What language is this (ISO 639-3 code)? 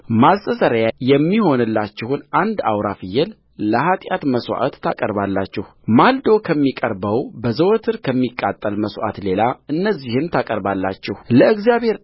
amh